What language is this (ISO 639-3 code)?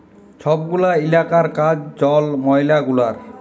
ben